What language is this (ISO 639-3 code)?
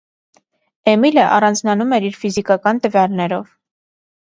hye